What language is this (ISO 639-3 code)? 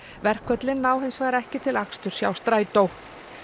isl